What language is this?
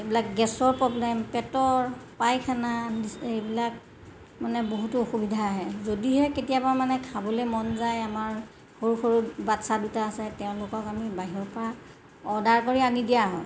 Assamese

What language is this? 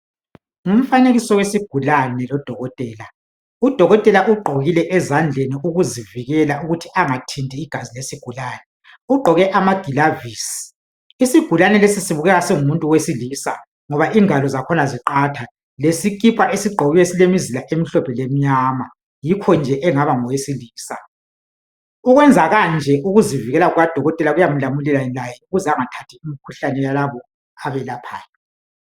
North Ndebele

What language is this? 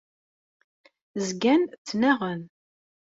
Kabyle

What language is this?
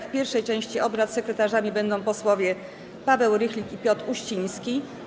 Polish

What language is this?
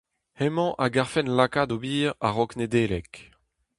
Breton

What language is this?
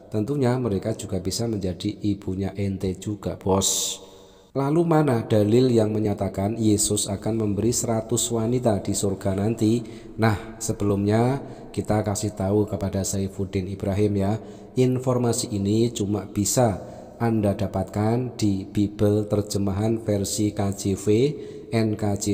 Indonesian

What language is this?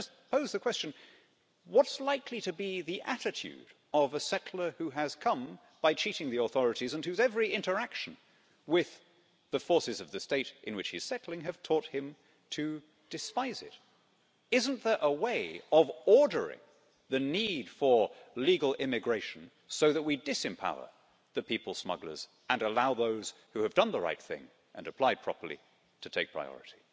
English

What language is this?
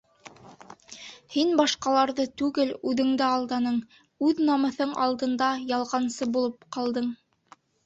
Bashkir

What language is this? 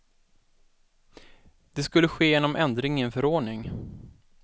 Swedish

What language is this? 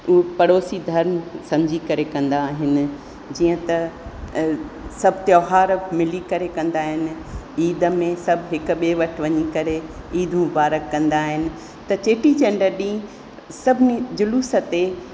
Sindhi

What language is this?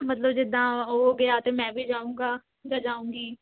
Punjabi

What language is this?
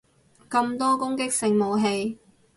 Cantonese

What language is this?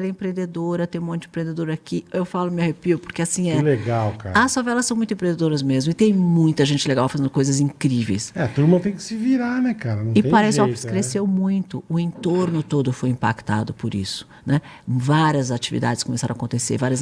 Portuguese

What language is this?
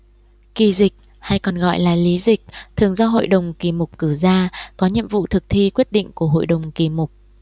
Vietnamese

